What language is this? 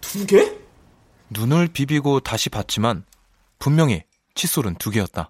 Korean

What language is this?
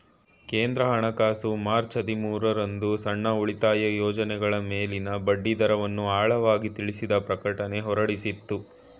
Kannada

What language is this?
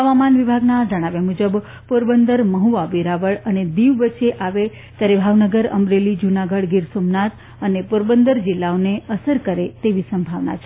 Gujarati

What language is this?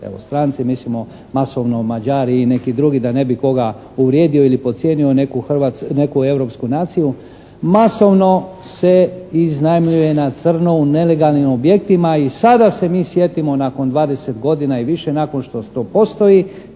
Croatian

